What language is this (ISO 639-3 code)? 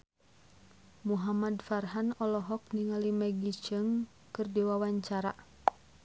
sun